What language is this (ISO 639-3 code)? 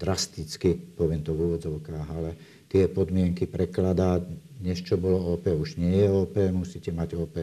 slk